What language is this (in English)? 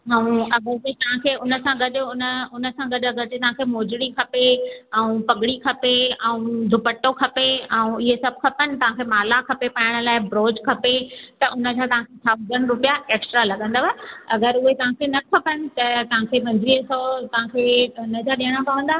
Sindhi